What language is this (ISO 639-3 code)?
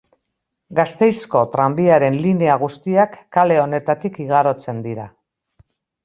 eus